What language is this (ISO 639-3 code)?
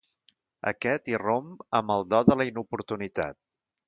cat